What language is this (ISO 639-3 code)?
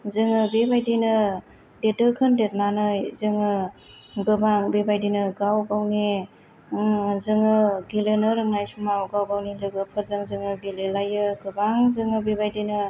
brx